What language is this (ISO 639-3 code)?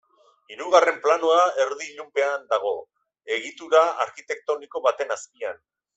eus